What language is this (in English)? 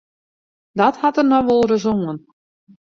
Western Frisian